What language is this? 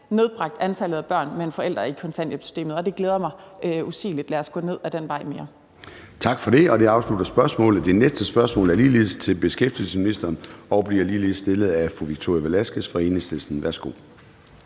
Danish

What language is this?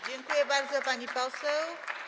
Polish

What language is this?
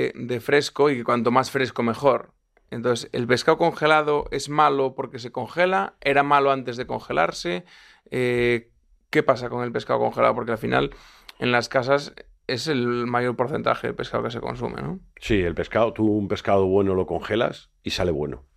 Spanish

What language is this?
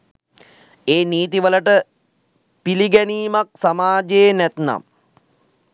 Sinhala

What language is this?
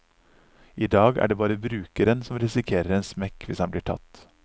Norwegian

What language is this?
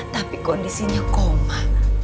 Indonesian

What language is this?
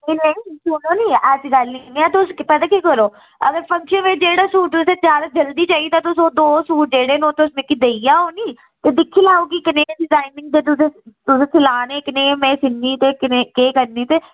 Dogri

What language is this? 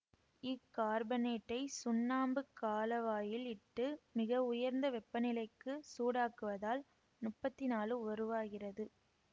Tamil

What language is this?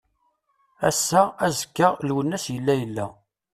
Kabyle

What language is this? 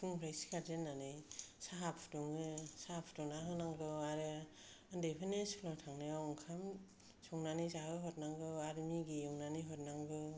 Bodo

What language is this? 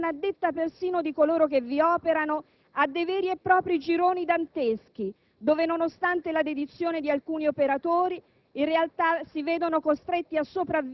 Italian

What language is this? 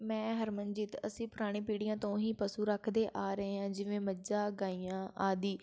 Punjabi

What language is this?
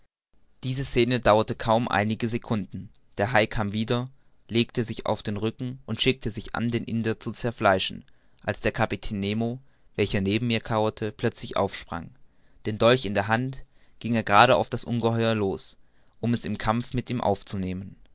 German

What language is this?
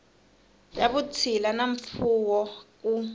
Tsonga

